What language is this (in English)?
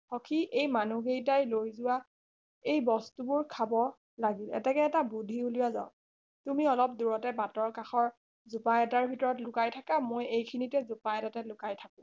Assamese